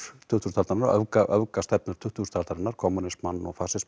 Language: Icelandic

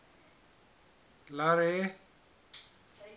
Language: Southern Sotho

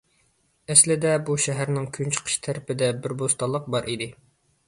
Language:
Uyghur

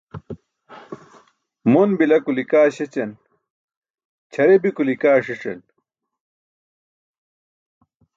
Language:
Burushaski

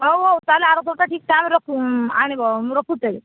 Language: Odia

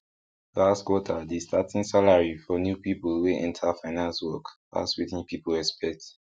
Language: Nigerian Pidgin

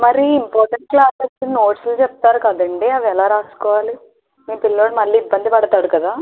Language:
Telugu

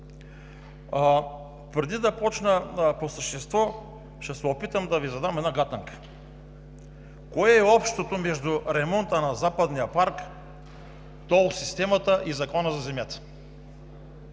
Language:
Bulgarian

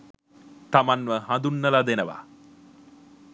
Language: Sinhala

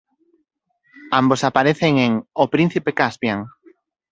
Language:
Galician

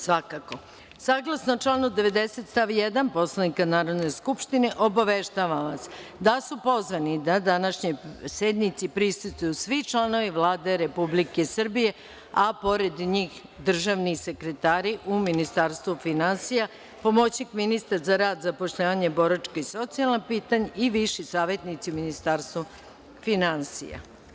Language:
Serbian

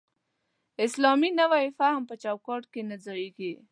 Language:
Pashto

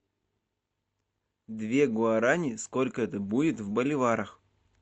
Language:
Russian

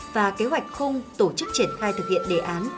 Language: Vietnamese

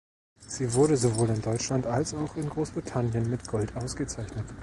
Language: German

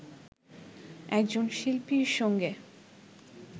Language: Bangla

